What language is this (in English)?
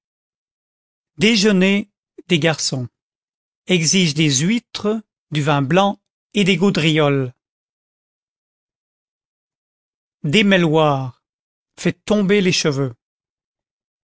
French